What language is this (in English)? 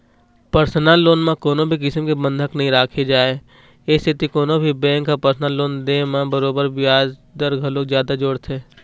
Chhattisgarhi